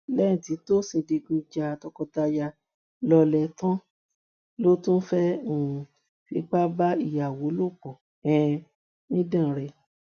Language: Yoruba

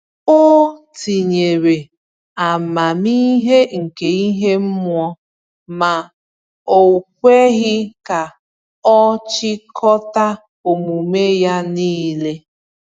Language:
Igbo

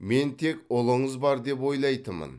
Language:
Kazakh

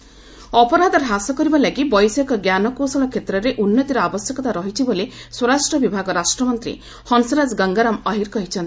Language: Odia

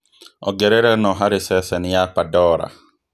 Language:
Kikuyu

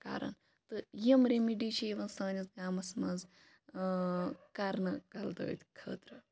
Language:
Kashmiri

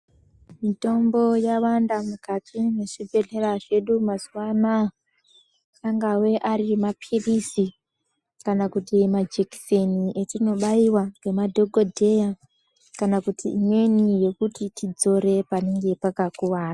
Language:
Ndau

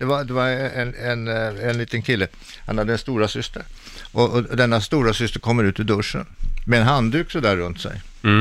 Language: Swedish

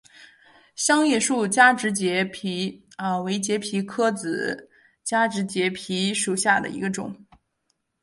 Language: Chinese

